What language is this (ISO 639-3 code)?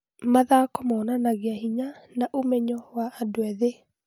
kik